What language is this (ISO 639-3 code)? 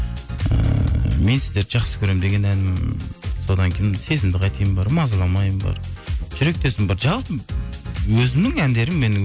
kaz